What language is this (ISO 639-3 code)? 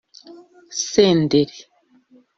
kin